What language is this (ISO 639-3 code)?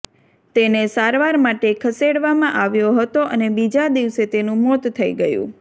guj